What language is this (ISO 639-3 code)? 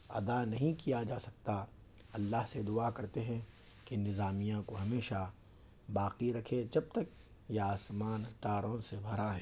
urd